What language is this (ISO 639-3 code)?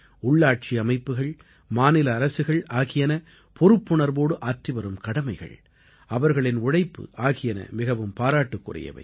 tam